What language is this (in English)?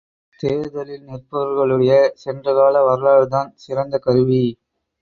Tamil